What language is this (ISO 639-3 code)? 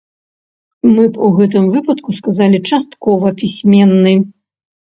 bel